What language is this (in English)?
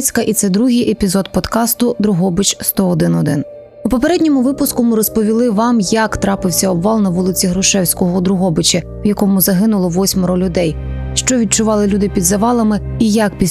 Ukrainian